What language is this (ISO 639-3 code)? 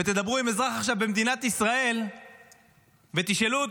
heb